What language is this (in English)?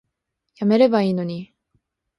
Japanese